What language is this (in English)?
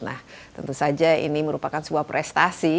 Indonesian